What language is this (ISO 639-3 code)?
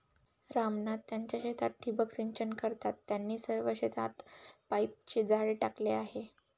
mar